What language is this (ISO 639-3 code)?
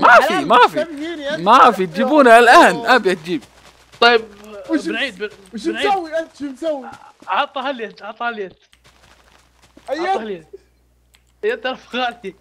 ara